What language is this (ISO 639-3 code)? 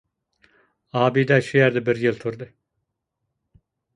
uig